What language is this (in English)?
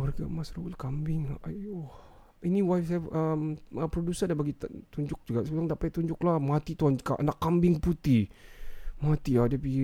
Malay